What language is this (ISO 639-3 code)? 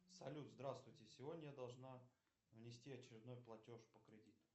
rus